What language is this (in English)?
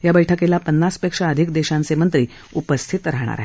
Marathi